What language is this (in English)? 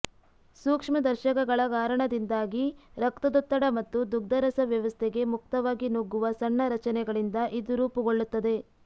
Kannada